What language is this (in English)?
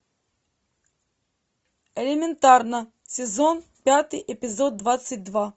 Russian